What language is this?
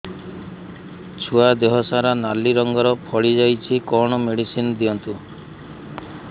Odia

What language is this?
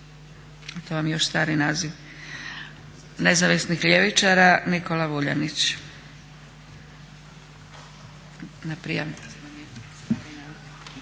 Croatian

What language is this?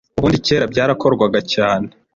Kinyarwanda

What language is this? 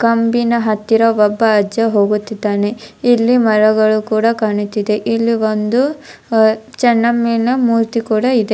Kannada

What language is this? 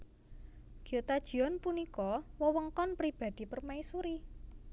Javanese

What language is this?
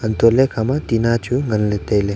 Wancho Naga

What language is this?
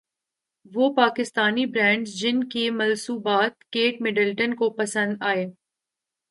Urdu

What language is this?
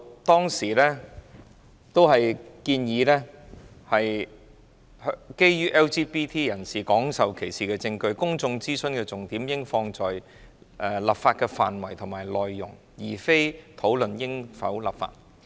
Cantonese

